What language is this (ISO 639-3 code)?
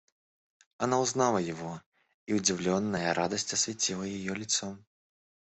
rus